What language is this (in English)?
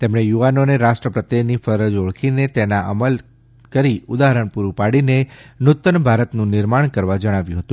Gujarati